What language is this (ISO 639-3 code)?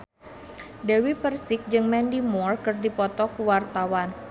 sun